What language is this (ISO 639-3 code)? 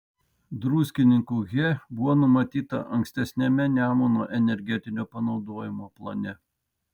lit